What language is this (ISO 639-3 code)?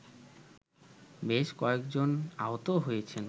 ben